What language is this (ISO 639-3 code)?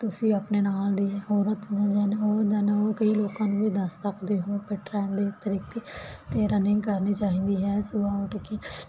pan